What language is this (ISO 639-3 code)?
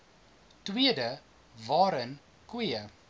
afr